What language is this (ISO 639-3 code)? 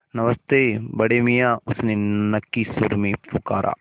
hin